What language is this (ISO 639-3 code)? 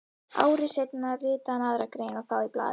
isl